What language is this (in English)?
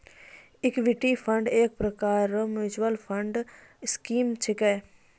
Maithili